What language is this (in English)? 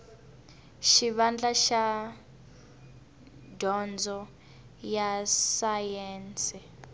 Tsonga